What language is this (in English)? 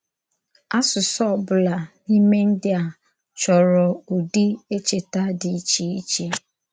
Igbo